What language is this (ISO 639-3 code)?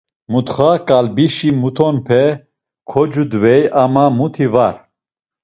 lzz